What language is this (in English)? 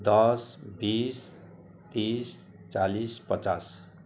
Nepali